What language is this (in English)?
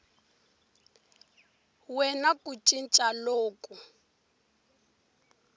Tsonga